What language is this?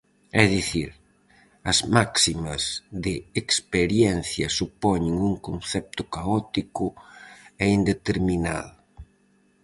Galician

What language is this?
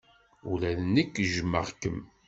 Kabyle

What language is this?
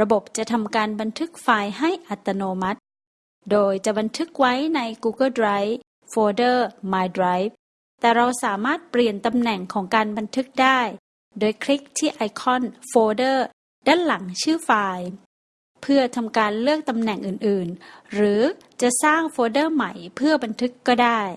Thai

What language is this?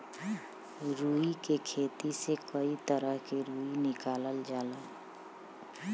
Bhojpuri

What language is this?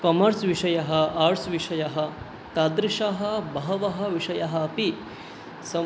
Sanskrit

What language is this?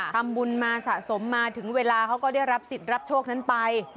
Thai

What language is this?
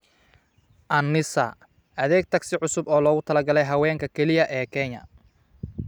Somali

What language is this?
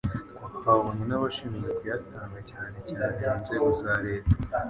Kinyarwanda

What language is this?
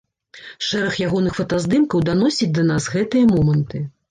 Belarusian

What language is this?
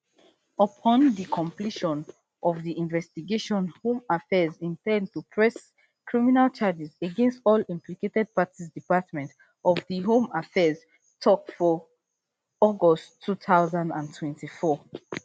Nigerian Pidgin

